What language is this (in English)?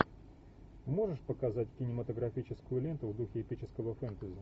Russian